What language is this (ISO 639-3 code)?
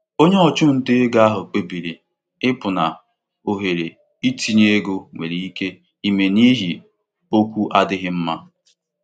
ibo